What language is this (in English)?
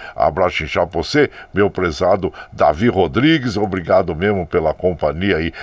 Portuguese